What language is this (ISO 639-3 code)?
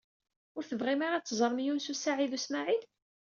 kab